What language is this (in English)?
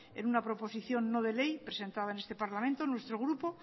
Spanish